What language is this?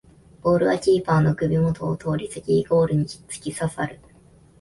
Japanese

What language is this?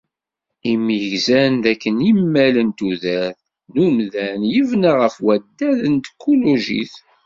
Kabyle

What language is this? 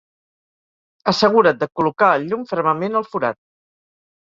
Catalan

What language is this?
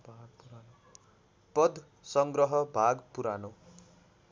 Nepali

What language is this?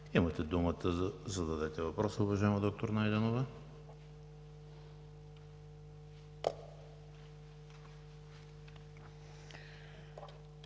Bulgarian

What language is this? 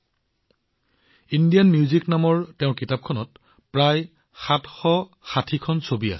Assamese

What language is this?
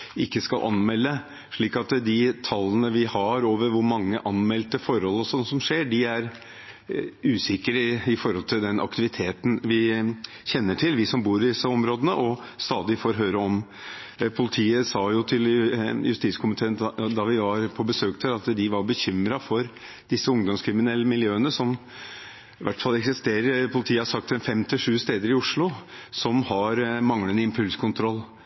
Norwegian Bokmål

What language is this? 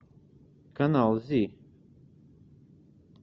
Russian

